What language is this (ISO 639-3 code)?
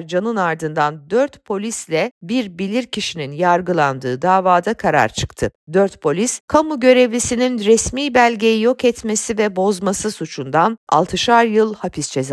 tur